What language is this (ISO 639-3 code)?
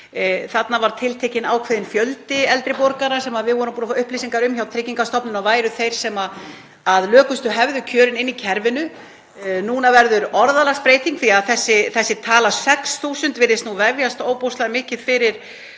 isl